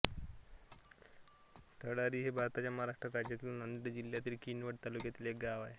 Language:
Marathi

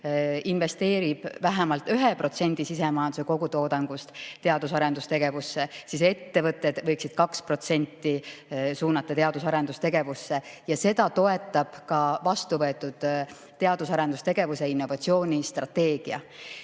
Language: Estonian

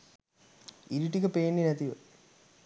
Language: Sinhala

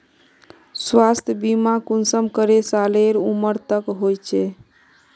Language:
Magahi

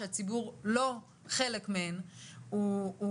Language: Hebrew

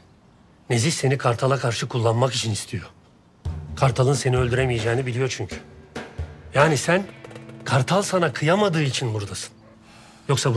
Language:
Turkish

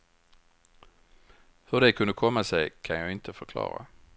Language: Swedish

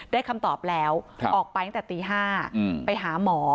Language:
Thai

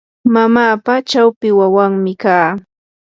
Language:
Yanahuanca Pasco Quechua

